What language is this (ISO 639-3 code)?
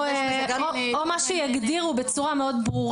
heb